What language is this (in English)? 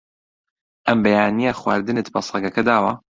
Central Kurdish